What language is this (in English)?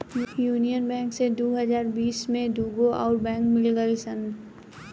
Bhojpuri